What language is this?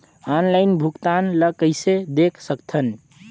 Chhattisgarhi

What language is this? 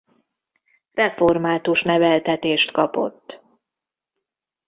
Hungarian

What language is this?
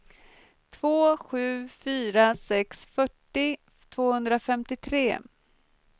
Swedish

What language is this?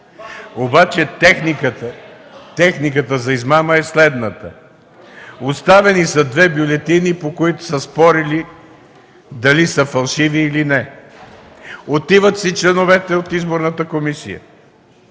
Bulgarian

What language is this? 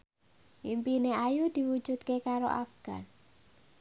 Javanese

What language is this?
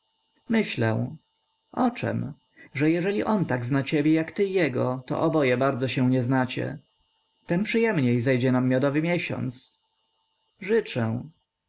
Polish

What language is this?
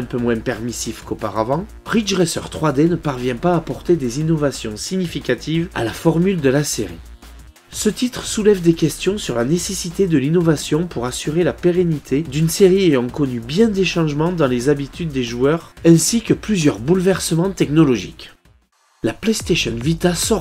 French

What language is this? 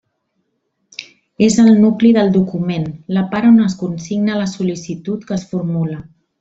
Catalan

